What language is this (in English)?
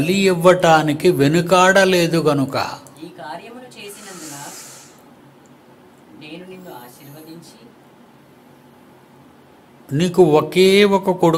Telugu